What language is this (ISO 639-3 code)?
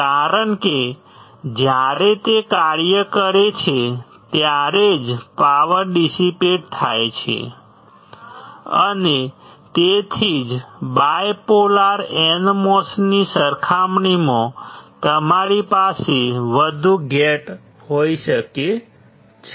guj